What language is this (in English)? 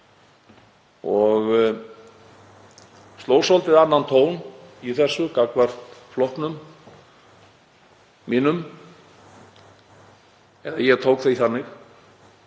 Icelandic